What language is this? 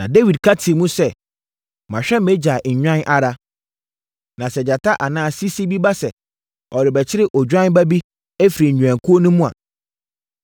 Akan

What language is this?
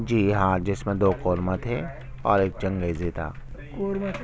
Urdu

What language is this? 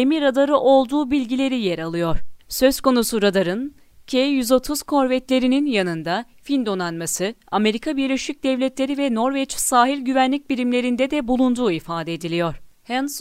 Turkish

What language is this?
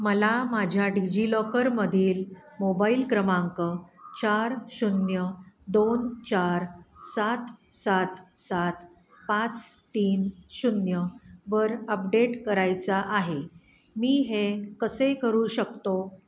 Marathi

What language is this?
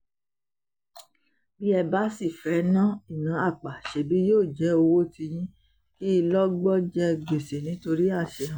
Yoruba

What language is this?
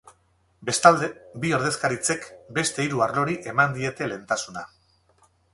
Basque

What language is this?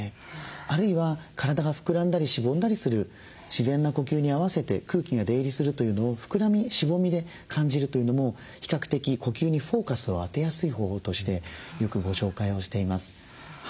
Japanese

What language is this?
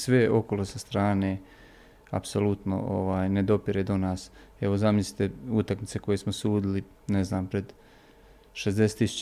Croatian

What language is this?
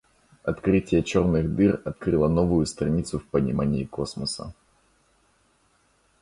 Russian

